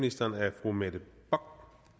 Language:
Danish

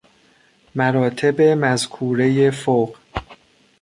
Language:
Persian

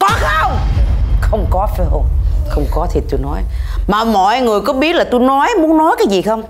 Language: Vietnamese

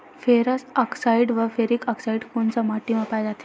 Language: Chhattisgarhi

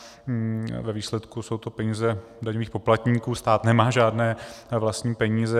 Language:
Czech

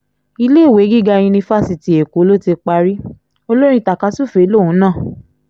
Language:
Yoruba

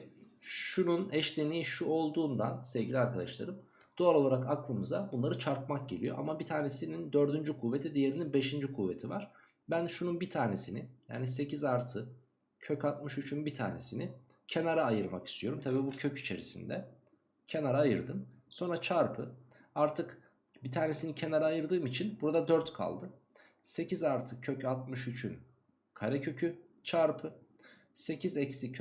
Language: Turkish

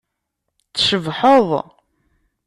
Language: Kabyle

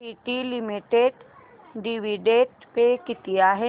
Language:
Marathi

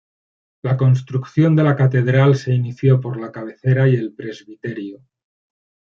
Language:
Spanish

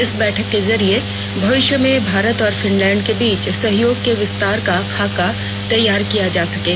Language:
Hindi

